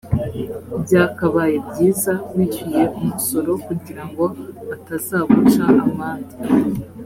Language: Kinyarwanda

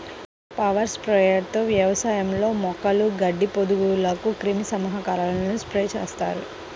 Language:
Telugu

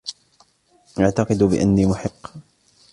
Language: Arabic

